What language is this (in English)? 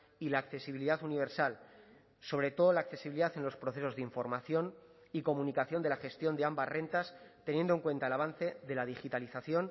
Spanish